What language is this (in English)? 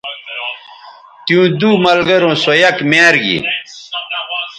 Bateri